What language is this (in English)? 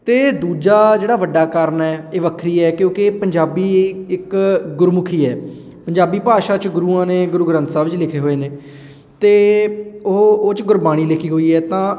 Punjabi